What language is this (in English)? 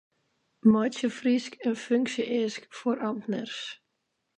Western Frisian